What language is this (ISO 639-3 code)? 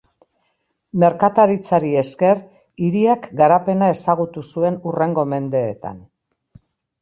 eus